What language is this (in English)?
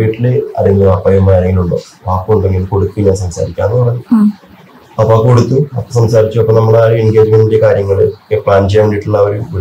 Malayalam